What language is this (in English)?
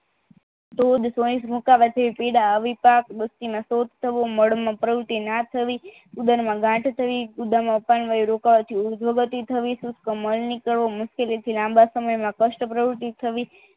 Gujarati